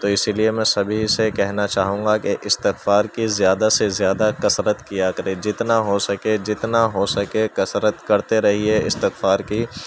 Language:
Urdu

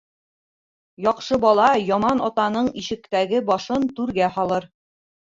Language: Bashkir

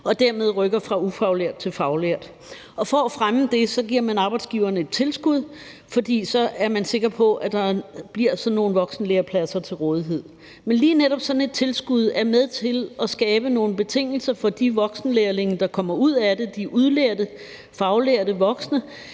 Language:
Danish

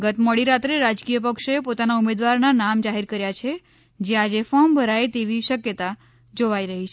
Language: Gujarati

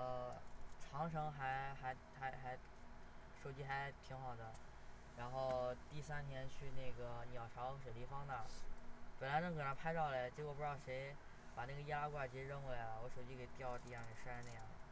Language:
Chinese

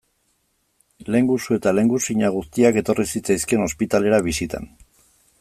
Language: Basque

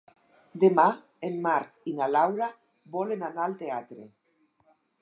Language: Catalan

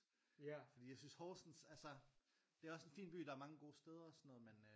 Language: Danish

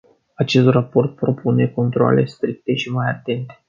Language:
Romanian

